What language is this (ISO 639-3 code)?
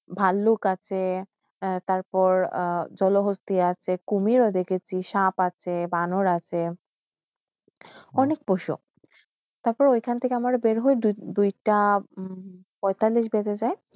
ben